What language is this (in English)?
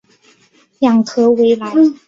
Chinese